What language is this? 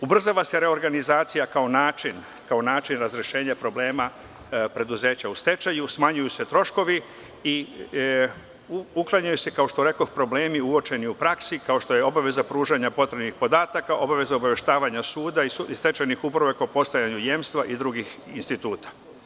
Serbian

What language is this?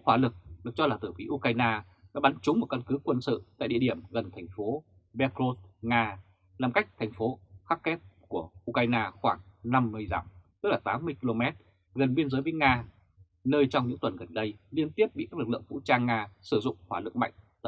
Vietnamese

